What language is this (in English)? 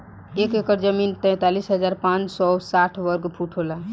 Bhojpuri